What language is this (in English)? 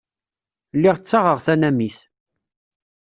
Kabyle